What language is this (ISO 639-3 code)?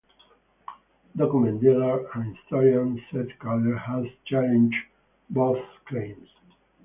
eng